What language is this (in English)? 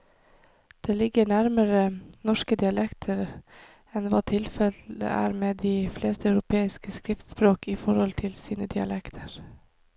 Norwegian